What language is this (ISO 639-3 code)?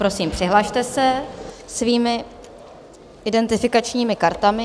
ces